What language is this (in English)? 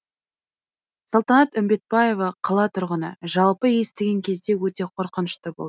Kazakh